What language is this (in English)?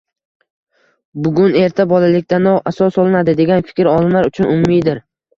Uzbek